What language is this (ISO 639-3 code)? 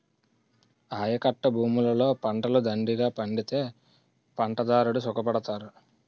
tel